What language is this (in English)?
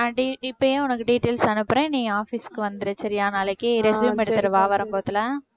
Tamil